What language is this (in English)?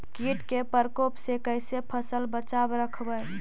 Magahi